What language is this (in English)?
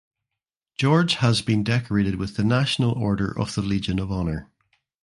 English